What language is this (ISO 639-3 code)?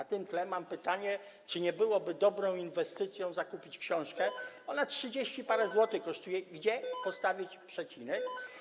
pol